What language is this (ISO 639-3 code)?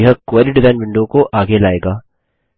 hin